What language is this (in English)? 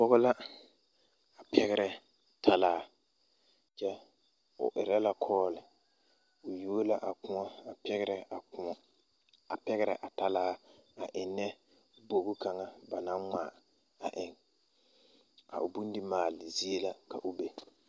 Southern Dagaare